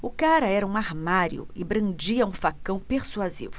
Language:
Portuguese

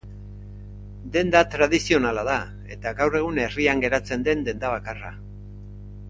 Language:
Basque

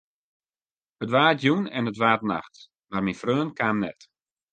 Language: Western Frisian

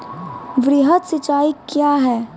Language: Maithili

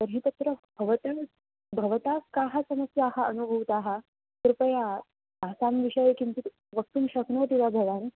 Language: Sanskrit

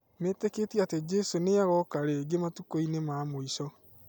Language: Kikuyu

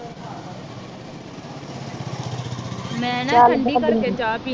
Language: Punjabi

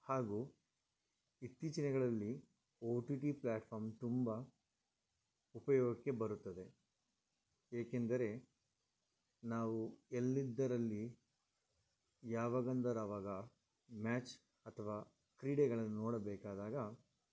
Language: Kannada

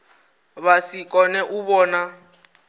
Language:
Venda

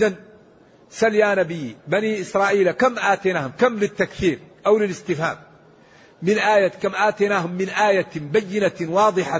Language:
Arabic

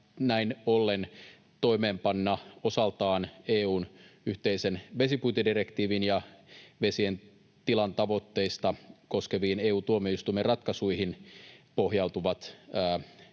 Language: Finnish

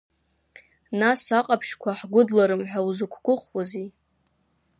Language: Abkhazian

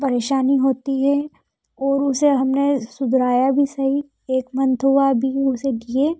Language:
Hindi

